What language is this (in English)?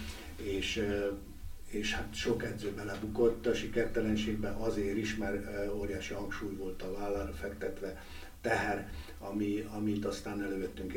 Hungarian